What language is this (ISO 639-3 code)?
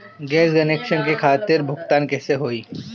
bho